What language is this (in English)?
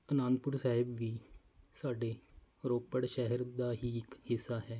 Punjabi